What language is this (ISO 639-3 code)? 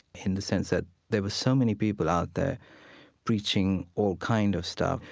eng